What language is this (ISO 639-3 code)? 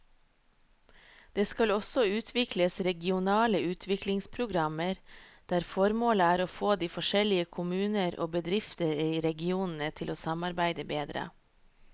nor